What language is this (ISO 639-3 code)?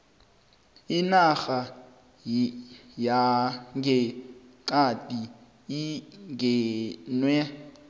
nbl